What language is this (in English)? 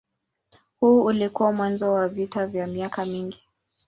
Swahili